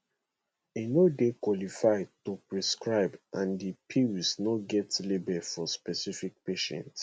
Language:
Nigerian Pidgin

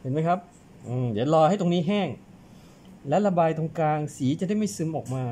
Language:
Thai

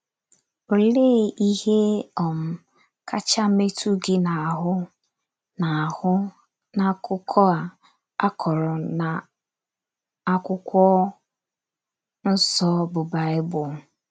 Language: Igbo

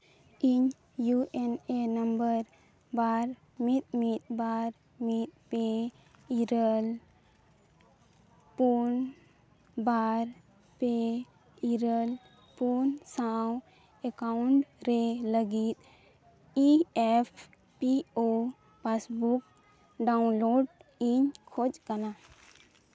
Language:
Santali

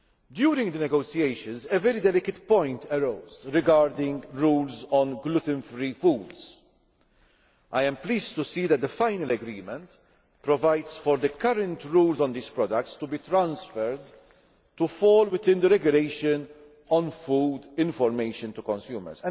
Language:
English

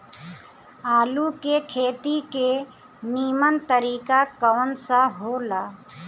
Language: Bhojpuri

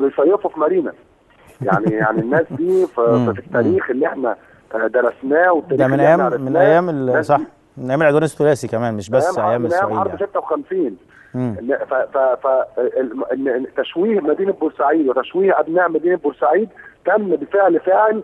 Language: Arabic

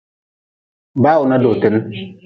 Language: Nawdm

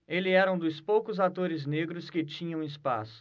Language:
Portuguese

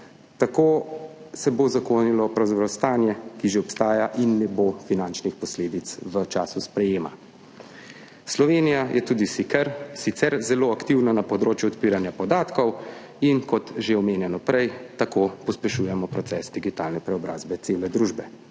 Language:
Slovenian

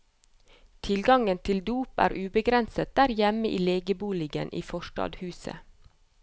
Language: Norwegian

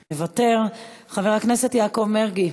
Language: Hebrew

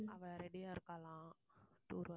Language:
Tamil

